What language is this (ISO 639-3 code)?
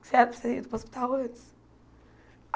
por